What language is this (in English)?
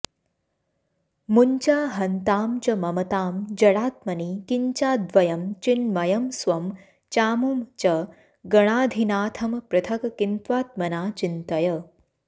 Sanskrit